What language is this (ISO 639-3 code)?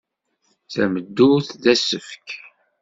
kab